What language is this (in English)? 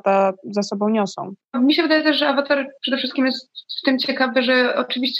Polish